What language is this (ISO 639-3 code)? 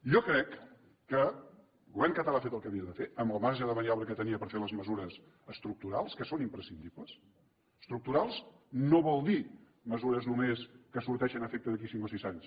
cat